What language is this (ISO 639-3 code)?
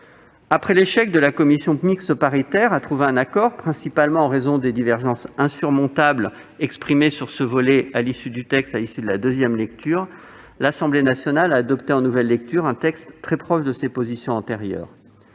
fra